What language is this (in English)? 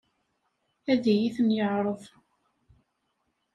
Kabyle